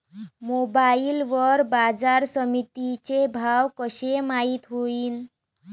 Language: Marathi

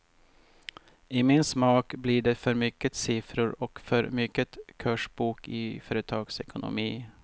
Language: Swedish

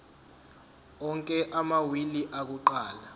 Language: Zulu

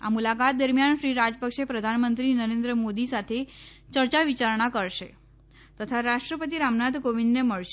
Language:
Gujarati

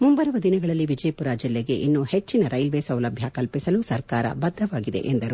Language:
Kannada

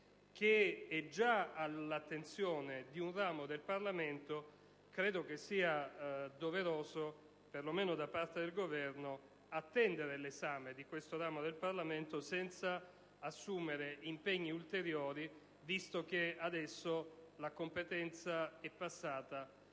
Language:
Italian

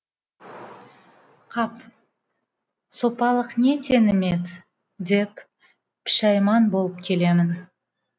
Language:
Kazakh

